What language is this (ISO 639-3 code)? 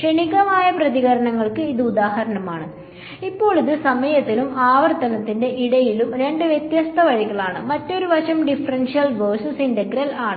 mal